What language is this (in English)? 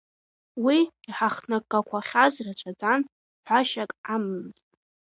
Abkhazian